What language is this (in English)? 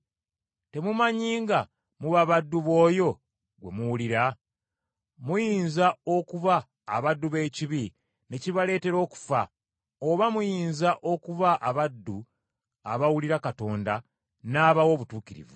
Ganda